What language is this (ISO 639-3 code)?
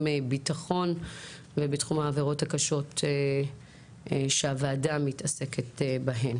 heb